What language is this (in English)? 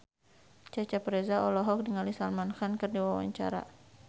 Sundanese